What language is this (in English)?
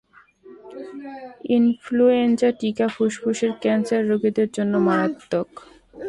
Bangla